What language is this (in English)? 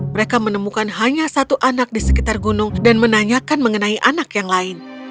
Indonesian